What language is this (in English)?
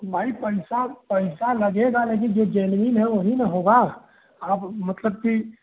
Hindi